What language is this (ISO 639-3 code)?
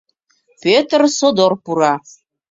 chm